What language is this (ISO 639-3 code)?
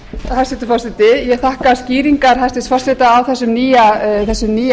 isl